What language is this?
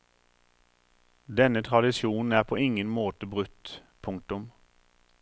Norwegian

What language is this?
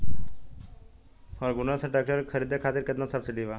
Bhojpuri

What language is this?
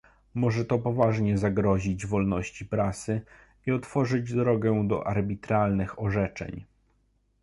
Polish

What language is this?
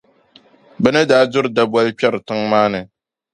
Dagbani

